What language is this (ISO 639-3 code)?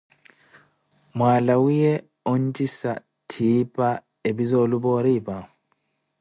eko